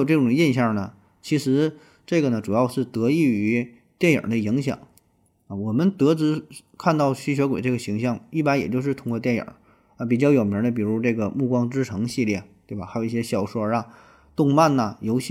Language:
Chinese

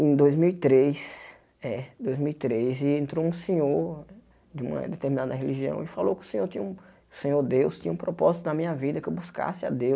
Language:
Portuguese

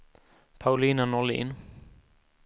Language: Swedish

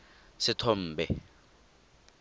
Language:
Tswana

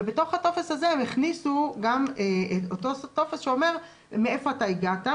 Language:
Hebrew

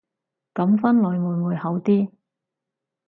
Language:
Cantonese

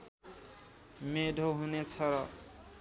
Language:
Nepali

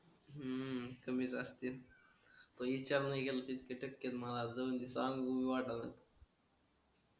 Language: Marathi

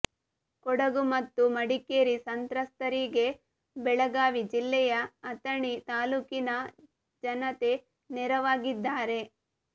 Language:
Kannada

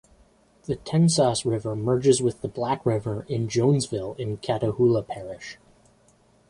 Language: English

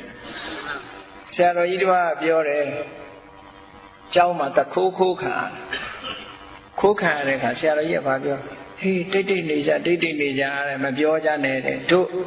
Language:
Vietnamese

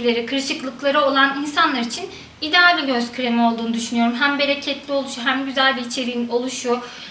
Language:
Turkish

